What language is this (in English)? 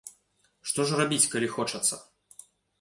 Belarusian